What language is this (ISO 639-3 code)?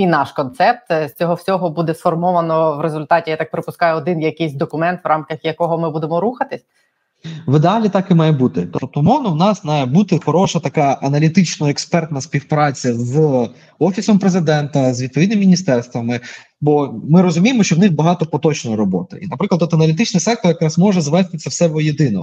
ukr